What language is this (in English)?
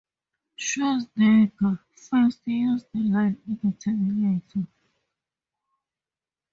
English